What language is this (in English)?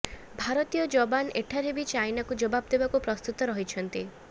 Odia